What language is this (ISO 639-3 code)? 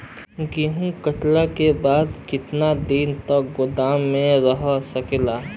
bho